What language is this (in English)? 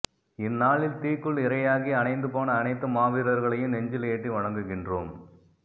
Tamil